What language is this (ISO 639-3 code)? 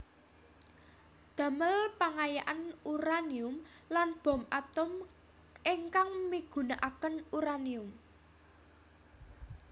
jav